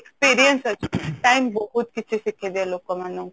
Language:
Odia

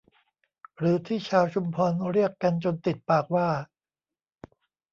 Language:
Thai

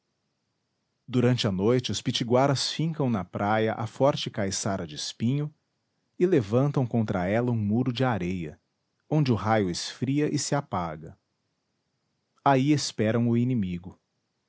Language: Portuguese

